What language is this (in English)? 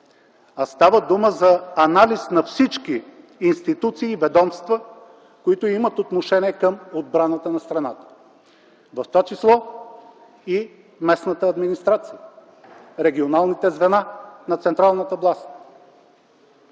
Bulgarian